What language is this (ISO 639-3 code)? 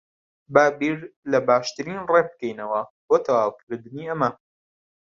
ckb